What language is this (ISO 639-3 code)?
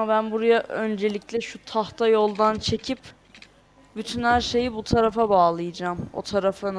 tur